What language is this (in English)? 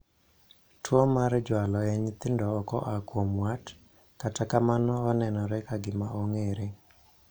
Luo (Kenya and Tanzania)